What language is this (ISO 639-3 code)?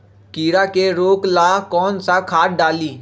mag